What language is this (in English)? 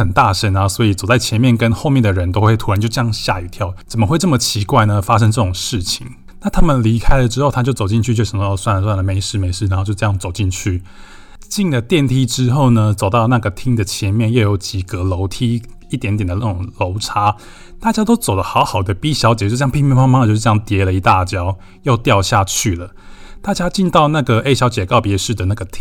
Chinese